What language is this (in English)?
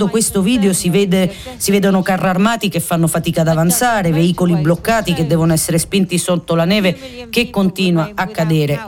Italian